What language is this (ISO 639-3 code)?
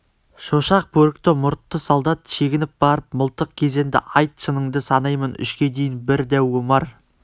kaz